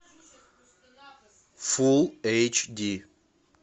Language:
Russian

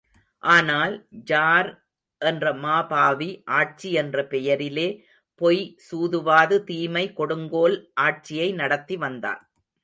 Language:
Tamil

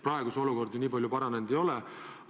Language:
Estonian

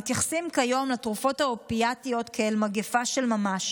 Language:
Hebrew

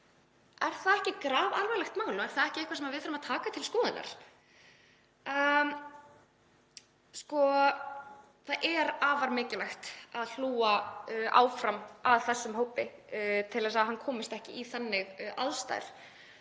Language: Icelandic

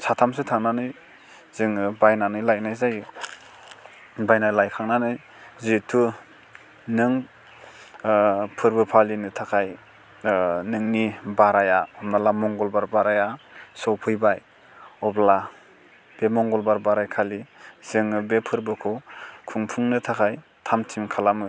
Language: Bodo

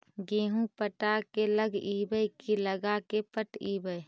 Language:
Magahi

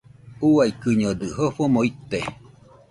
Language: Nüpode Huitoto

